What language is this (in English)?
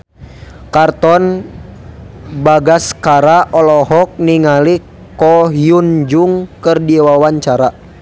Sundanese